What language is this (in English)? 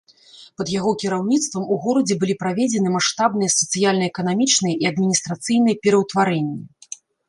Belarusian